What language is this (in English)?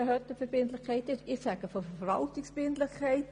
Swiss German